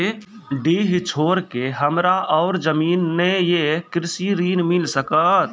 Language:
Maithili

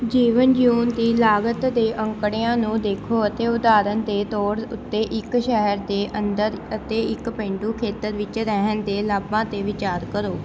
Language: Punjabi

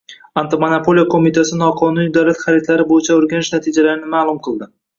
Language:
Uzbek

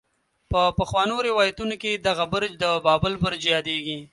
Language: Pashto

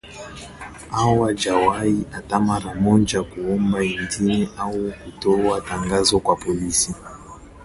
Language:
Swahili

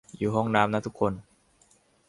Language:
Thai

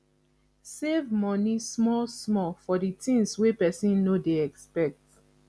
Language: Nigerian Pidgin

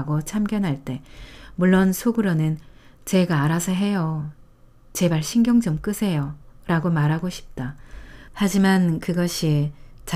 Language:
Korean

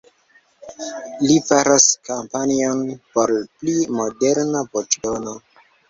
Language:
Esperanto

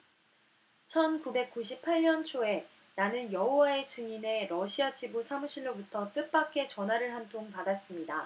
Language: Korean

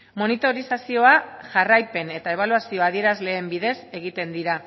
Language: Basque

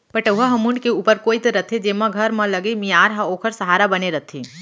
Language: Chhattisgarhi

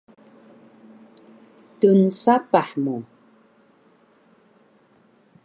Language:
Taroko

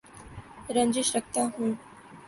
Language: Urdu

